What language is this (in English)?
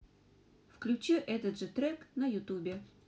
Russian